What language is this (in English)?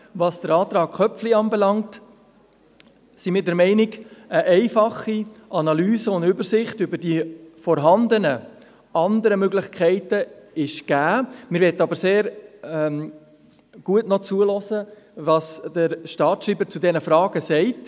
Swiss German